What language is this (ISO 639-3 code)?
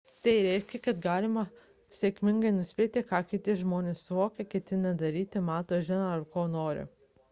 lit